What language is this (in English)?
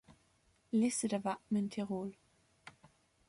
German